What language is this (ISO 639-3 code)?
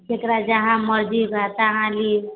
mai